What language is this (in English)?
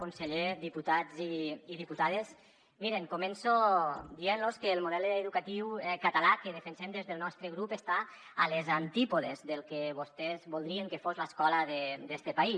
Catalan